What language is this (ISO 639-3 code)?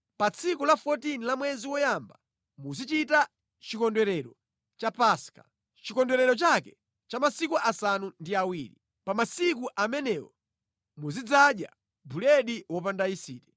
nya